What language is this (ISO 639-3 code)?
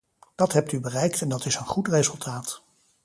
nld